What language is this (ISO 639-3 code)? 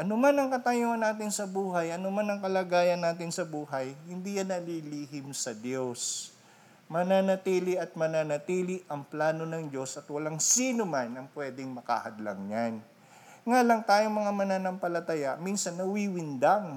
fil